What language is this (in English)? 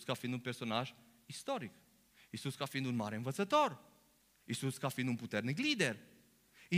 Romanian